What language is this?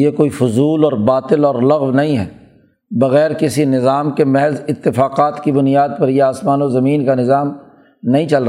Urdu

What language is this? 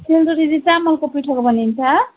Nepali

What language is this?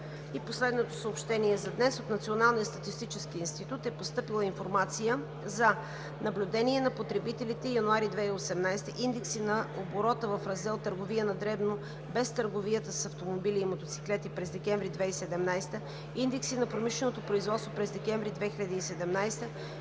Bulgarian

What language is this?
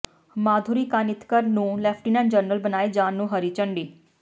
Punjabi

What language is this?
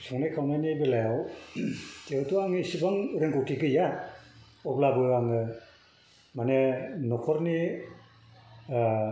Bodo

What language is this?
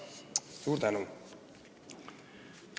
Estonian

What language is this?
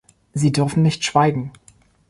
German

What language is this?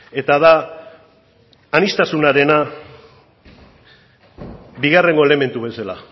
Basque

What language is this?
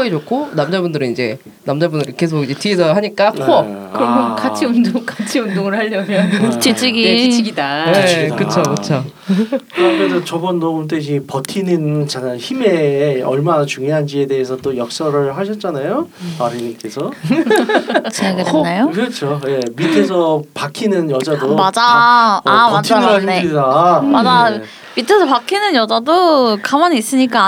Korean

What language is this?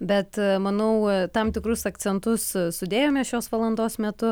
Lithuanian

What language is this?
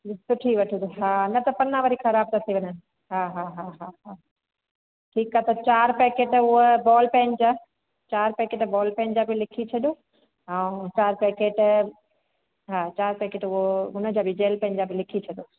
Sindhi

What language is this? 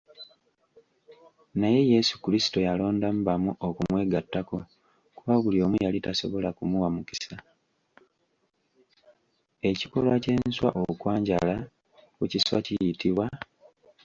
Ganda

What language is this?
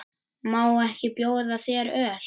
Icelandic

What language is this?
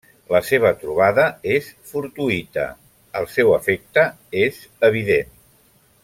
Catalan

